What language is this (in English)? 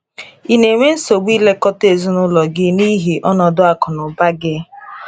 Igbo